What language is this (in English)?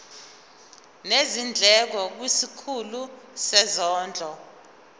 Zulu